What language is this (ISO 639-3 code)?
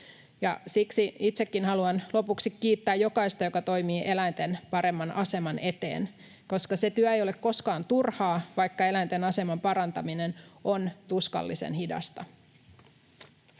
fin